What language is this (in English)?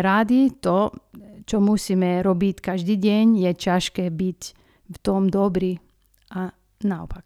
Slovak